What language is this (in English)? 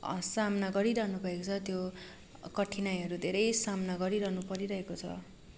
Nepali